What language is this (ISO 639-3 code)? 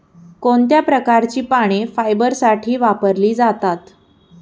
mar